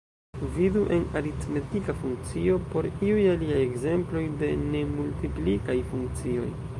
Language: Esperanto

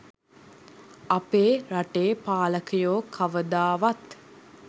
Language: Sinhala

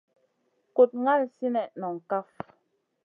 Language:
Masana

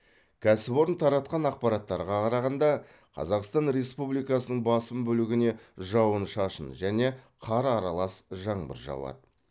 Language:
Kazakh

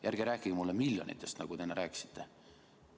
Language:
Estonian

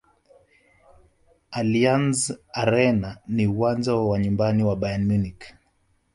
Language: Swahili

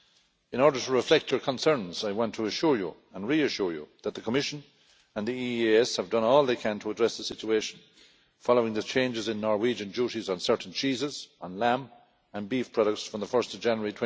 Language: English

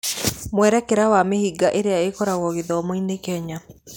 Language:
Kikuyu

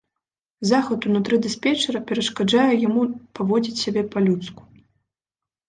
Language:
Belarusian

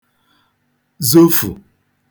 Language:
Igbo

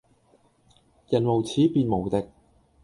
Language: Cantonese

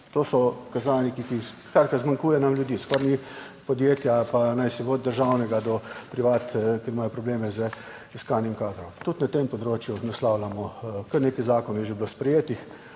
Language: Slovenian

